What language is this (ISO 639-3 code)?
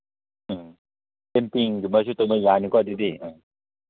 mni